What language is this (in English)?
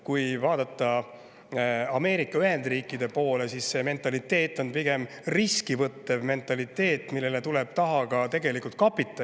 Estonian